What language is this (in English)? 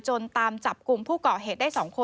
Thai